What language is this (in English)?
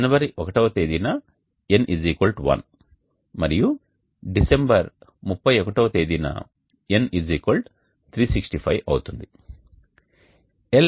Telugu